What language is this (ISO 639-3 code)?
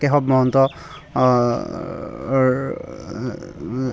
asm